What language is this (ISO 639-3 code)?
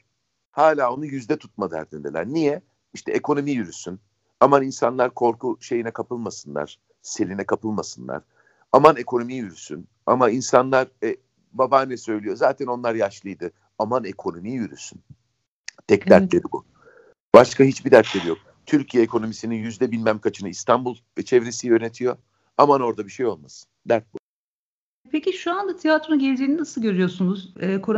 tur